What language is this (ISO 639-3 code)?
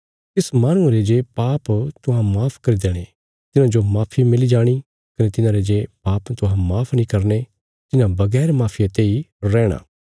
kfs